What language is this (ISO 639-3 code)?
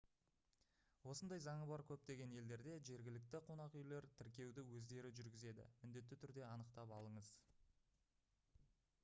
kaz